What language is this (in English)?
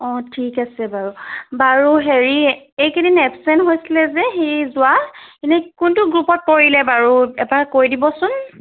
Assamese